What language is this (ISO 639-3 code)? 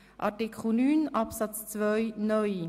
gsw